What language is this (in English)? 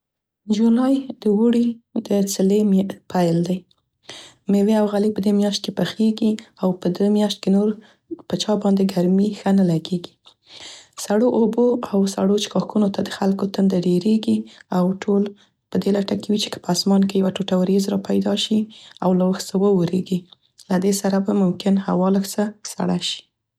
Central Pashto